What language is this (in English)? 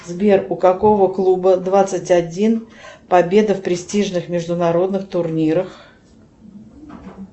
Russian